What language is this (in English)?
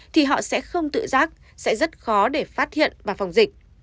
Vietnamese